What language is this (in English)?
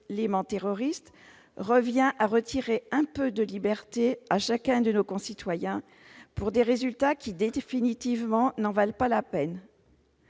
French